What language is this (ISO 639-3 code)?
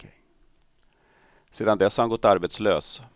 swe